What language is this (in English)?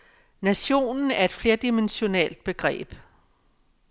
Danish